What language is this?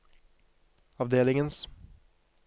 Norwegian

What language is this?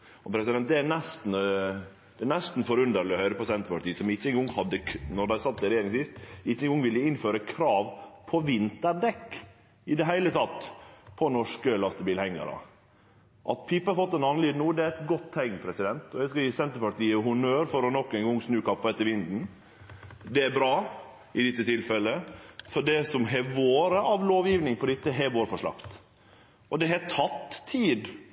Norwegian Nynorsk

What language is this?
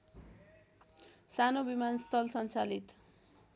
Nepali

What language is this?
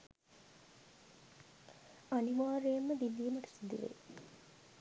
Sinhala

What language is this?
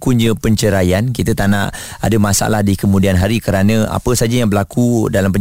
Malay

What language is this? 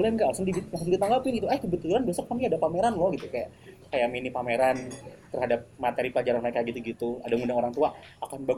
Indonesian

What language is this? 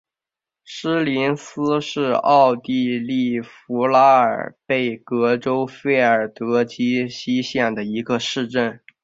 Chinese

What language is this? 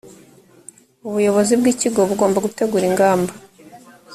Kinyarwanda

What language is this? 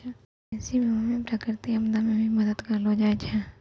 Maithili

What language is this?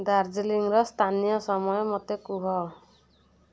Odia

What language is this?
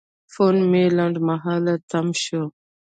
Pashto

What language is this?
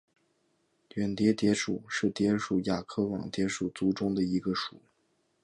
Chinese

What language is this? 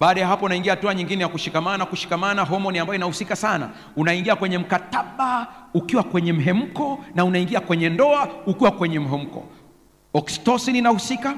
Swahili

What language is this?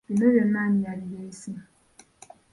Ganda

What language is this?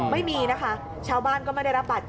Thai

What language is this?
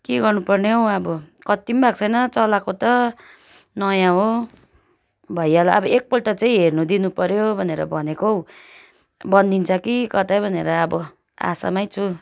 Nepali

